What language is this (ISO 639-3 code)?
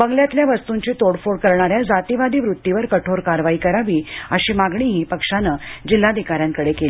mar